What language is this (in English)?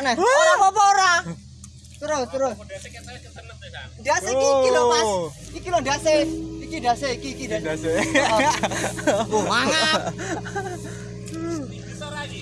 Indonesian